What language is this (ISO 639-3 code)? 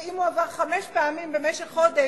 heb